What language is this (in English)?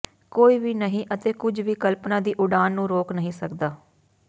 Punjabi